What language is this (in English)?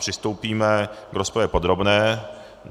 Czech